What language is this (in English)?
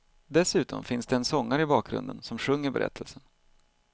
Swedish